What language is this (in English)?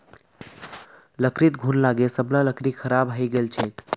Magahi